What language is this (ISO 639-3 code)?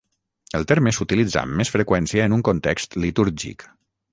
cat